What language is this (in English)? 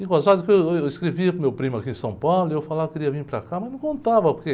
Portuguese